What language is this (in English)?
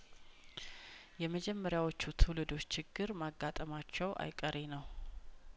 Amharic